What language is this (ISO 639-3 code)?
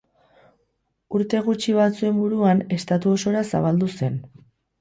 eus